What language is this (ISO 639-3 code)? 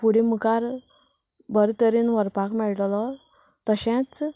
kok